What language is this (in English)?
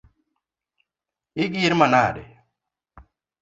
Luo (Kenya and Tanzania)